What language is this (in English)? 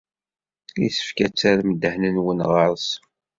Kabyle